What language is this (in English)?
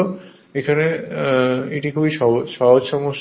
Bangla